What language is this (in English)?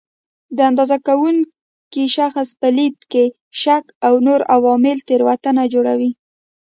Pashto